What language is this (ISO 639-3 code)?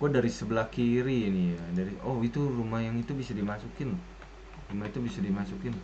ind